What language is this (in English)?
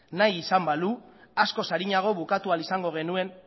Basque